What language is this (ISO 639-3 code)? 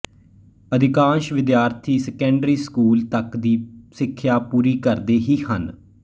pan